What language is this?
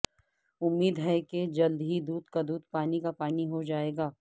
Urdu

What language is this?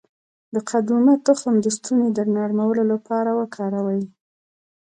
Pashto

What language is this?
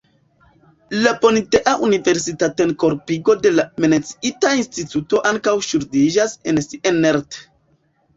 Esperanto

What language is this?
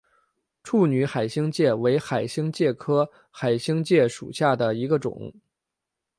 Chinese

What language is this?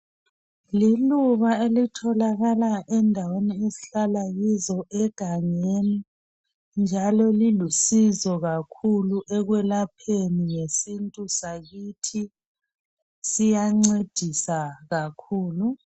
North Ndebele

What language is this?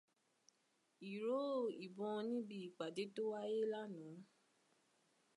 Yoruba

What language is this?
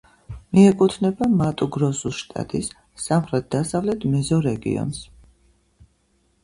Georgian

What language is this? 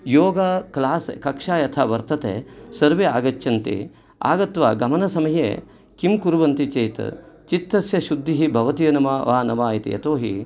Sanskrit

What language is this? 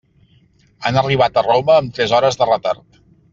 Catalan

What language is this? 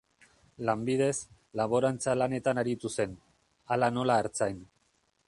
Basque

